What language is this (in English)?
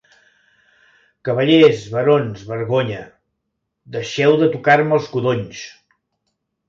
Catalan